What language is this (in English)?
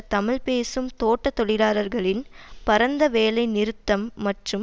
Tamil